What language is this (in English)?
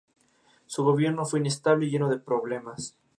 Spanish